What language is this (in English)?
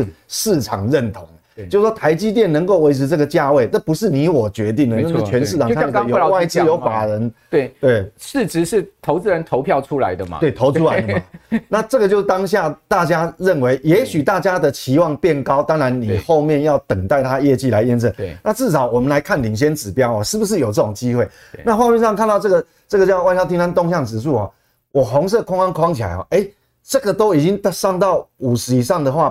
Chinese